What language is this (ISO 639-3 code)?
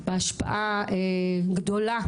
heb